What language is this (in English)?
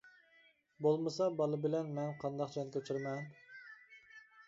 Uyghur